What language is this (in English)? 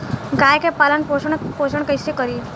Bhojpuri